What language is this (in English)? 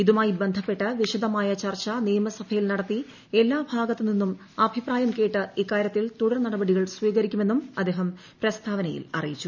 Malayalam